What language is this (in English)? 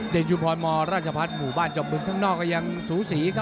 Thai